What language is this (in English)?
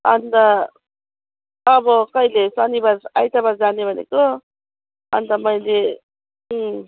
Nepali